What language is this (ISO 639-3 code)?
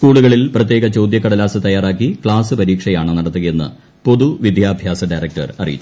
mal